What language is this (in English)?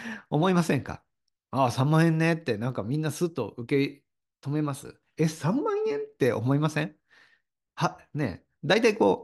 Japanese